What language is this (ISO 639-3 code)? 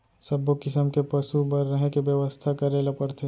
hne